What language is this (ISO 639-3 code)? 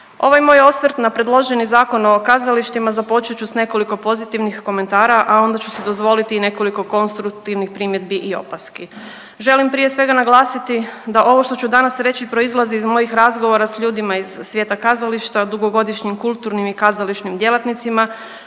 hrv